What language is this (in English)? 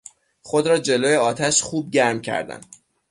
Persian